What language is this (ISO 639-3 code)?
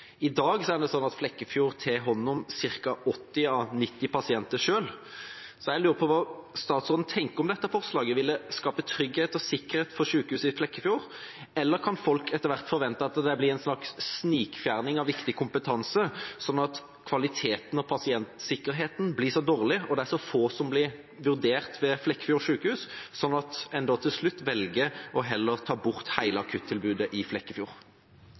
nob